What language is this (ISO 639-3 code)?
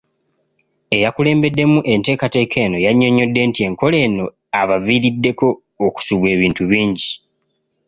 lug